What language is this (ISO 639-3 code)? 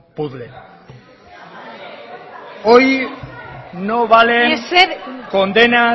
spa